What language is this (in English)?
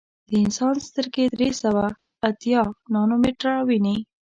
Pashto